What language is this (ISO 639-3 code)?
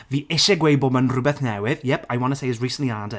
cym